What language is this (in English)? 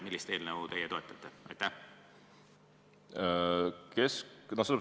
Estonian